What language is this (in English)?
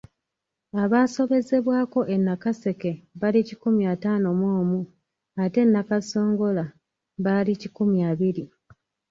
Ganda